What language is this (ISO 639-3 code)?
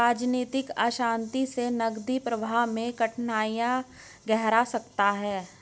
hin